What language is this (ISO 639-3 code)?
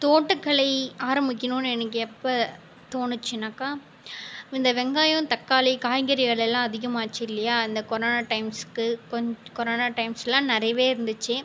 tam